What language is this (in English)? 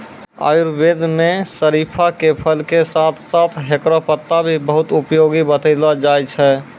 Maithili